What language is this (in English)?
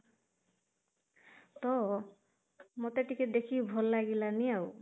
Odia